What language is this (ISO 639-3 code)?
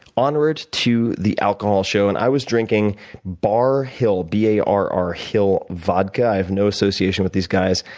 eng